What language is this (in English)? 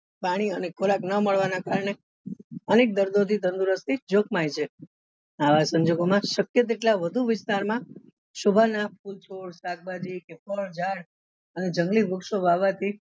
Gujarati